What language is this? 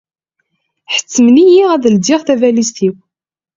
Kabyle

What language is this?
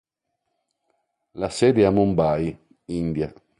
Italian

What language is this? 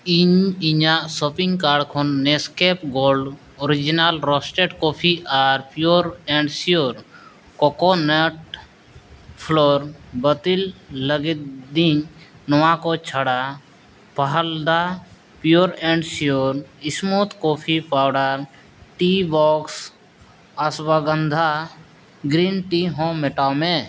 Santali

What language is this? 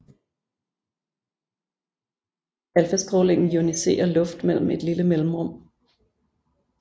Danish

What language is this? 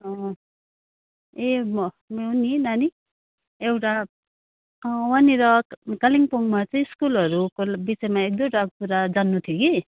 Nepali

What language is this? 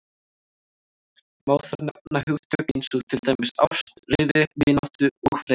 Icelandic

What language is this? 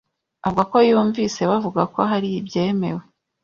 Kinyarwanda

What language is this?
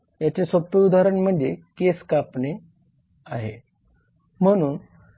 Marathi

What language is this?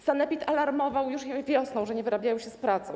Polish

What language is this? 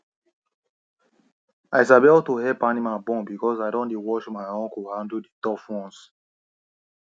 Nigerian Pidgin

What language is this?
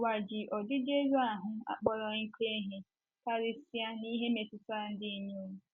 Igbo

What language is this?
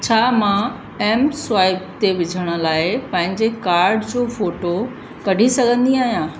Sindhi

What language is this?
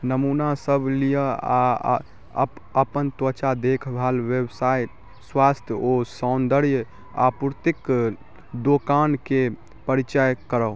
Maithili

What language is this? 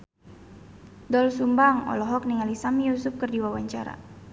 Sundanese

